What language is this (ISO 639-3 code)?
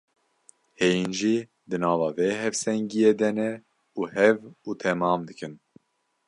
kur